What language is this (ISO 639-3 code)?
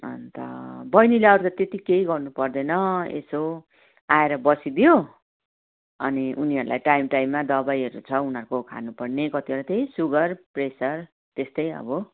nep